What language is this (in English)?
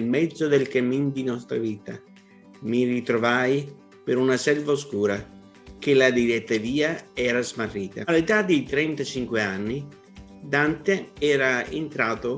Italian